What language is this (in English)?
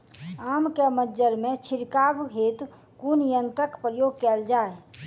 Maithili